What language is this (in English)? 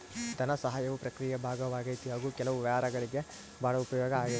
Kannada